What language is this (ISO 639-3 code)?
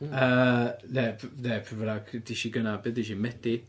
cym